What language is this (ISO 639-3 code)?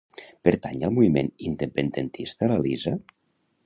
cat